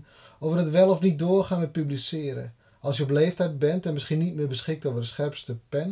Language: Dutch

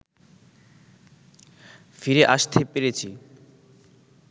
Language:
Bangla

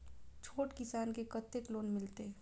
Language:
Maithili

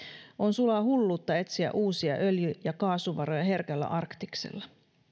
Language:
Finnish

